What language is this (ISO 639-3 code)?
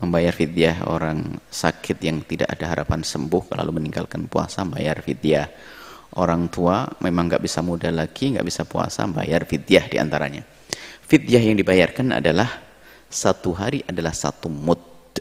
ind